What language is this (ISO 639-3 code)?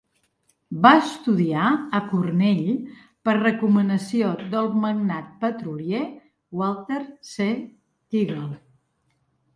cat